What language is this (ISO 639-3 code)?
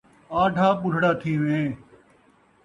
skr